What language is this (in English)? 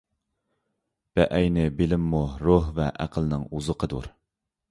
Uyghur